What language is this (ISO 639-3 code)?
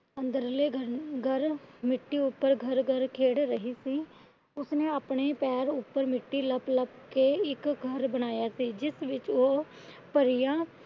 pan